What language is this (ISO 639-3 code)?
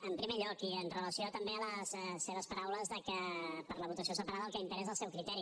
cat